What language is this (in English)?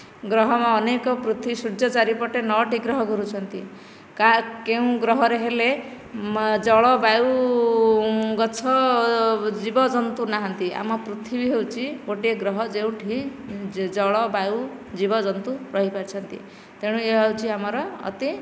Odia